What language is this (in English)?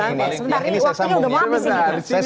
Indonesian